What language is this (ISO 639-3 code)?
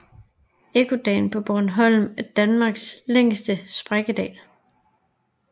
dan